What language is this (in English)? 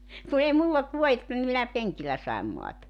Finnish